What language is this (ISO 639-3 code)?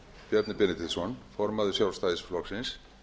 isl